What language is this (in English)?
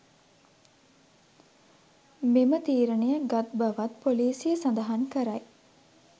Sinhala